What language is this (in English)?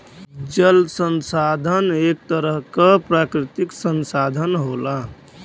Bhojpuri